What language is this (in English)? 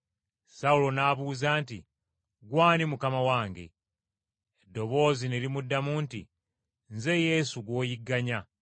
Ganda